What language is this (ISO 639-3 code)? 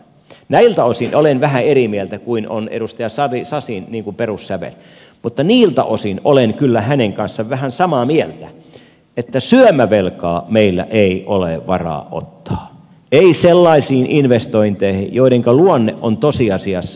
fin